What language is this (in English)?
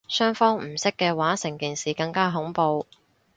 Cantonese